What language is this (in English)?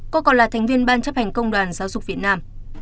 Vietnamese